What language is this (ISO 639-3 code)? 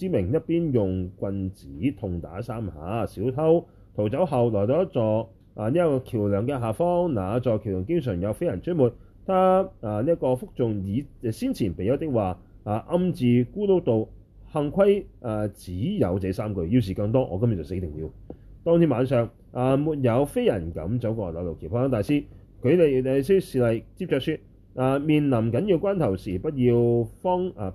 zho